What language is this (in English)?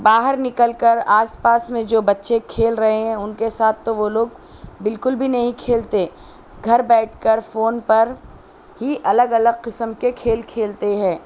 Urdu